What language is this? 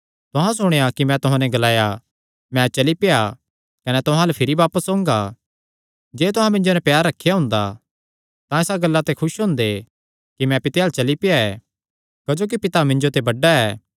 Kangri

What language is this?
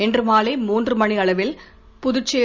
Tamil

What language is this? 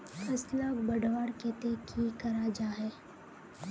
Magahi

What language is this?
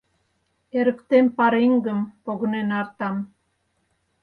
Mari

